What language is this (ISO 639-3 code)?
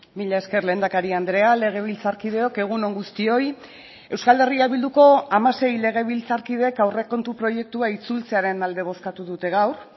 eus